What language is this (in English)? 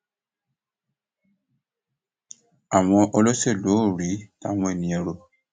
Yoruba